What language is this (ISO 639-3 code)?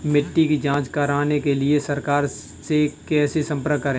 hin